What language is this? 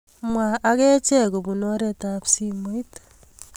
Kalenjin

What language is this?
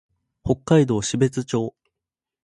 Japanese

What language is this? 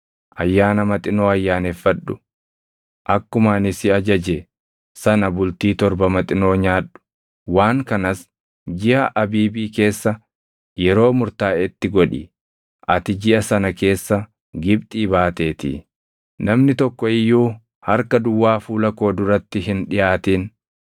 Oromo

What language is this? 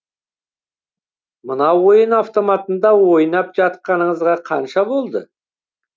Kazakh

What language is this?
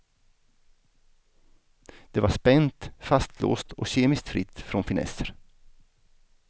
Swedish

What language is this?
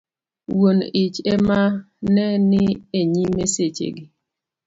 Luo (Kenya and Tanzania)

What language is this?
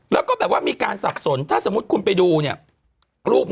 Thai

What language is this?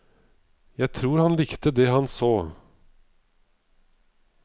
Norwegian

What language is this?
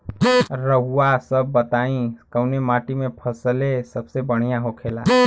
Bhojpuri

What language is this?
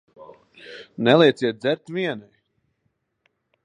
Latvian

